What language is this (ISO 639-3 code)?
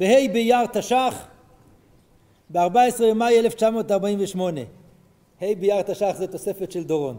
heb